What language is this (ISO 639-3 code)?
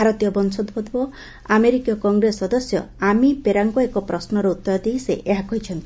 ori